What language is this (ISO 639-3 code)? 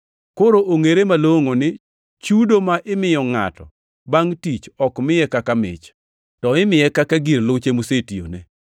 luo